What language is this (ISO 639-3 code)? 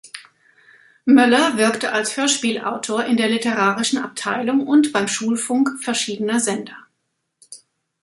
deu